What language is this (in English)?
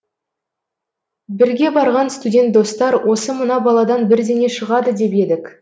Kazakh